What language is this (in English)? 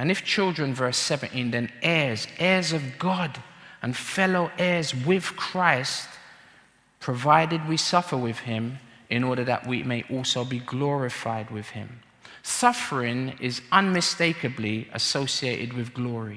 English